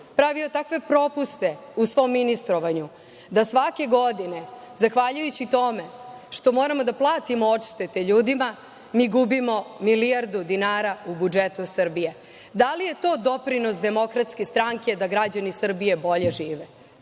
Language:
Serbian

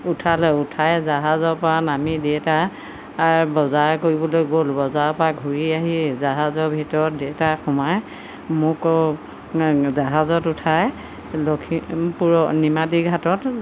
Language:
Assamese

